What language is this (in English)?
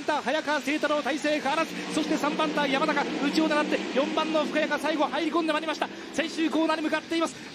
Japanese